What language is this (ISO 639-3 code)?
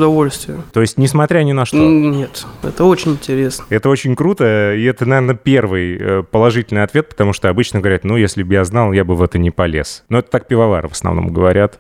rus